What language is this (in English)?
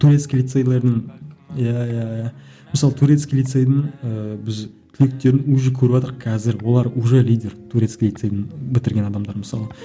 Kazakh